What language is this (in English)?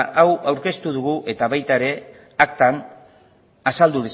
Basque